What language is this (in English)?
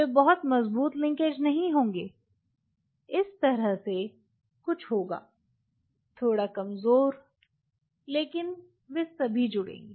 Hindi